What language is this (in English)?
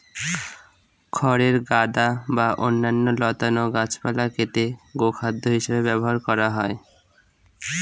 Bangla